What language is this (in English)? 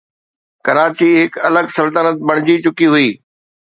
Sindhi